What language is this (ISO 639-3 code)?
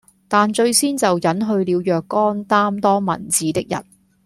yue